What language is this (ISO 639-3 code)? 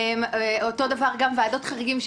heb